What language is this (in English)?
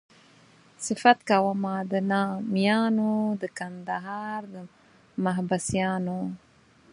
Pashto